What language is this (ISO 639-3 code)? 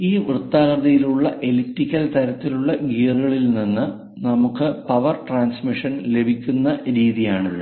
mal